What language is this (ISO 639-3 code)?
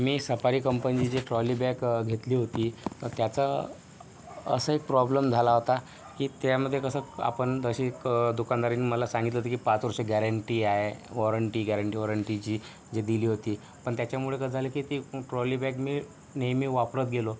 mar